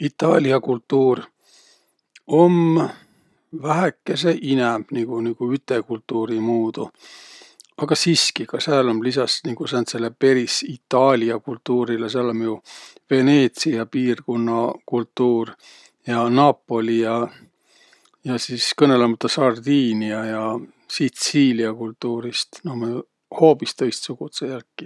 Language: Võro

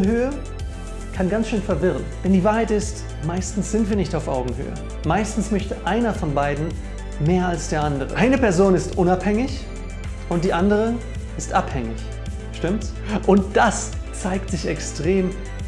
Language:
German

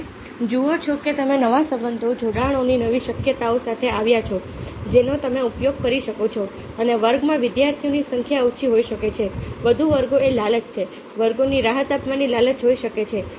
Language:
Gujarati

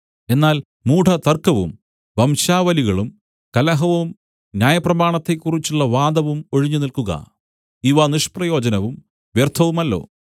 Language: Malayalam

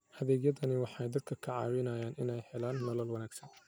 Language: Somali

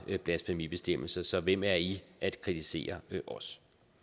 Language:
Danish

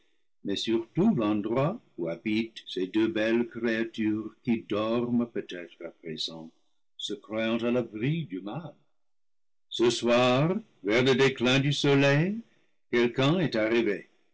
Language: French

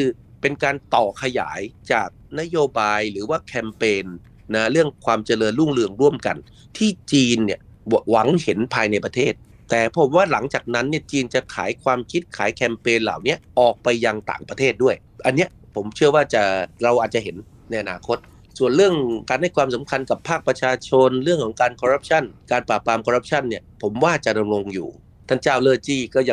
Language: Thai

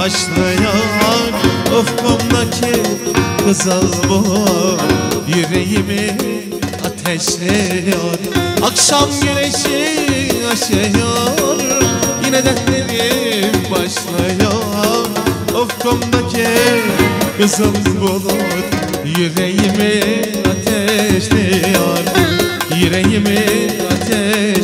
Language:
Turkish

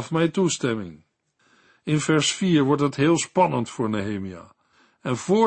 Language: Dutch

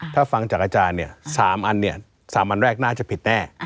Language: Thai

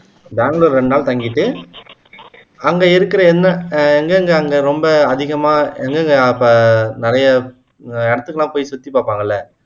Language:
Tamil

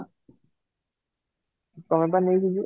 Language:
Odia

